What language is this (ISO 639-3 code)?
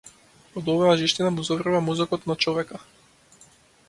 mkd